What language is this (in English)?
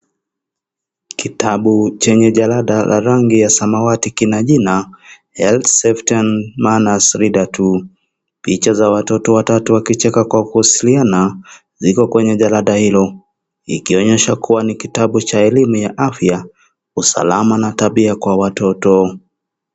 Swahili